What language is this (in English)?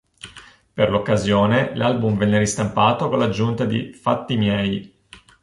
Italian